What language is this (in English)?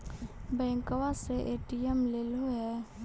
Magahi